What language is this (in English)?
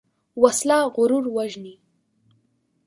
Pashto